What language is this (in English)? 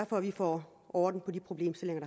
Danish